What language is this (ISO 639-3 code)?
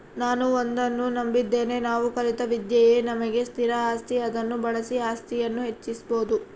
kan